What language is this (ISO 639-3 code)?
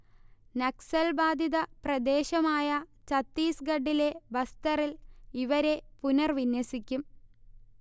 mal